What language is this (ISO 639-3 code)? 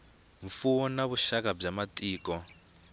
tso